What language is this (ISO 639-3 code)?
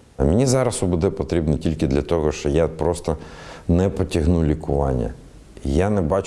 ukr